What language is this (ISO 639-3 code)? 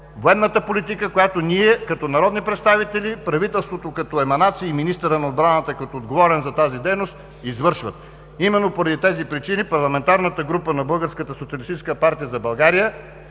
bul